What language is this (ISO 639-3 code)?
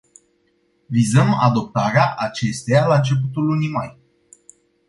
ron